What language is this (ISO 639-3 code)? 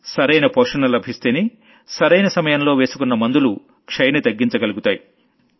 tel